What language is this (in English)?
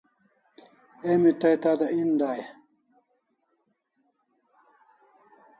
Kalasha